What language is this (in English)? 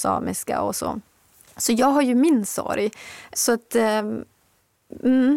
Swedish